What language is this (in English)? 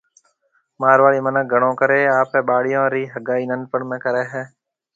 Marwari (Pakistan)